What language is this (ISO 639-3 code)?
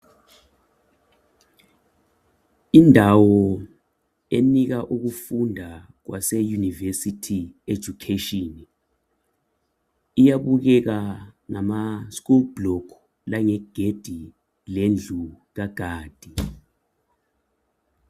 nde